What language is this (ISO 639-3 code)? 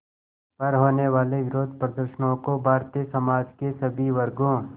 hin